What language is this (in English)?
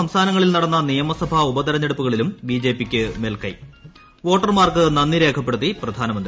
Malayalam